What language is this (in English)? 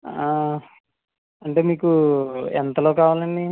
Telugu